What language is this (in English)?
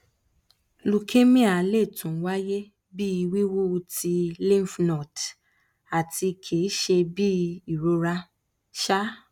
Yoruba